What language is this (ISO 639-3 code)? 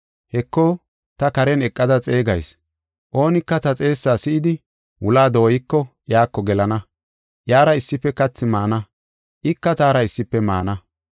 gof